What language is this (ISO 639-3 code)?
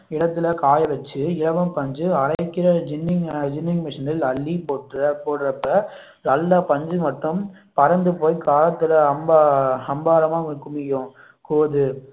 tam